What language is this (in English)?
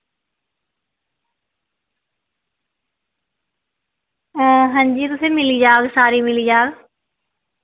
Dogri